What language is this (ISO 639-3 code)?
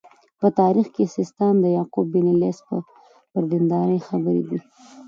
pus